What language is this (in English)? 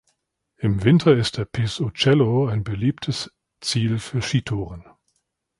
German